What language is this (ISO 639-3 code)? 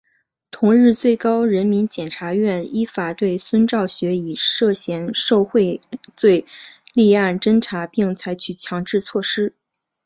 zho